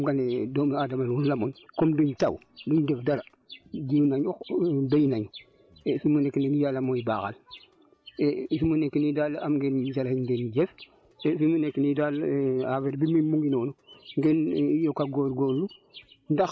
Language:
Wolof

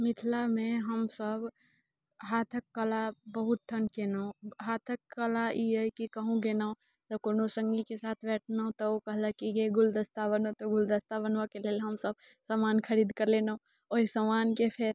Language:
Maithili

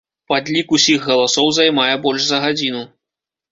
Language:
Belarusian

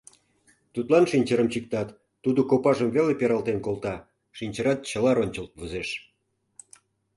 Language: Mari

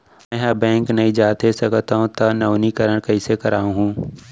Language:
Chhattisgarhi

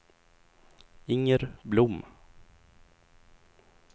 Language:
Swedish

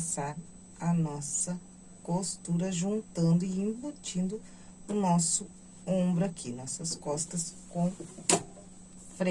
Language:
Portuguese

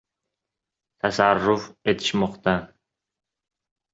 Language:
Uzbek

